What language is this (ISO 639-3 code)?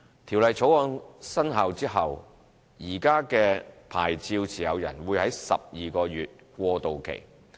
yue